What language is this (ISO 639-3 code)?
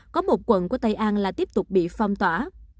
vie